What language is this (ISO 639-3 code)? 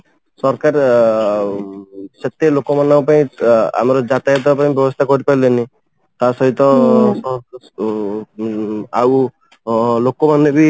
ori